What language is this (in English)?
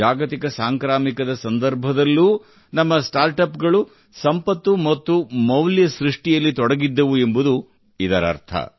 Kannada